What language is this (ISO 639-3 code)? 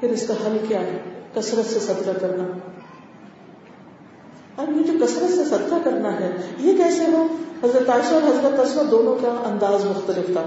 urd